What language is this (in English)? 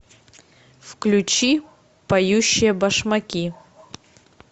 Russian